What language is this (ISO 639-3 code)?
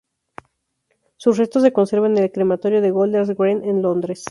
spa